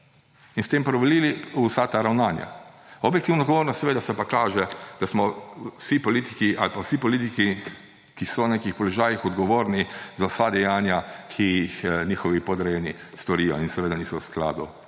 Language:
Slovenian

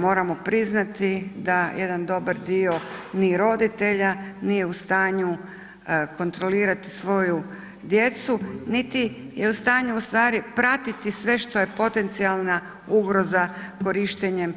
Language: Croatian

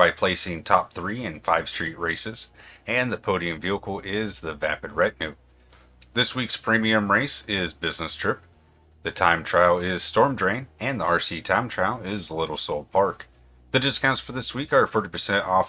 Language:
English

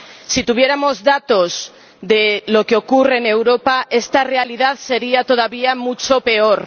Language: Spanish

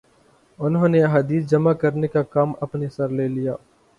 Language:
Urdu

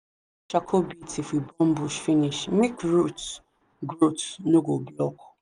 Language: Nigerian Pidgin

